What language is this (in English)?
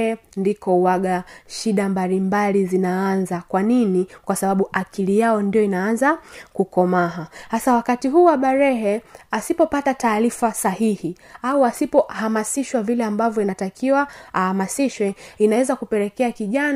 Swahili